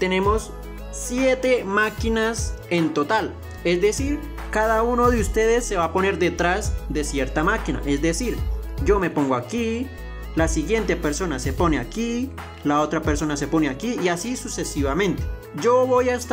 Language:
Spanish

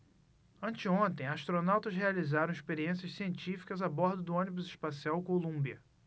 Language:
Portuguese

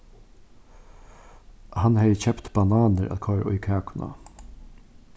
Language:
Faroese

